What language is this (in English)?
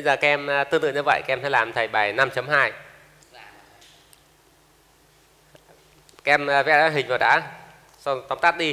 Vietnamese